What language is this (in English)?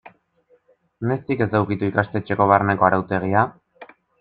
Basque